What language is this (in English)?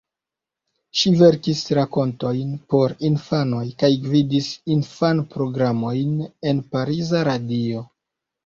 Esperanto